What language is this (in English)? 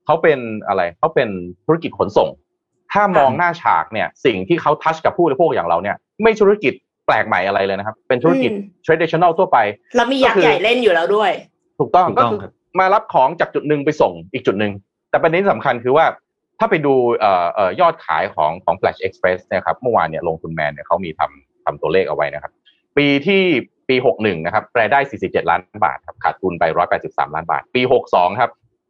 Thai